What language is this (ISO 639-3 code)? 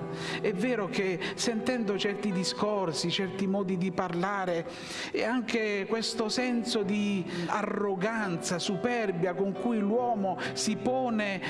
ita